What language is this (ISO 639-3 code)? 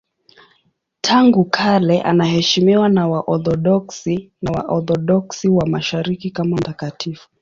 swa